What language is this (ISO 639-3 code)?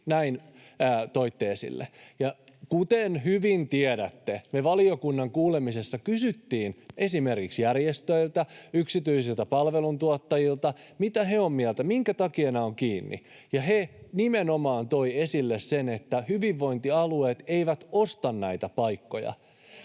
fin